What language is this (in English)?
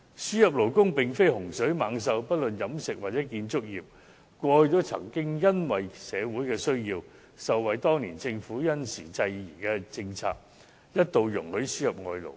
Cantonese